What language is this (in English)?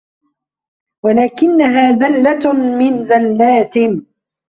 Arabic